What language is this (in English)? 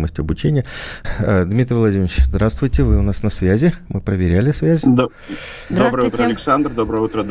Russian